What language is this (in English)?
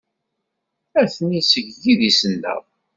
Kabyle